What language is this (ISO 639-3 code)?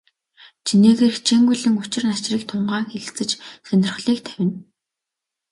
mon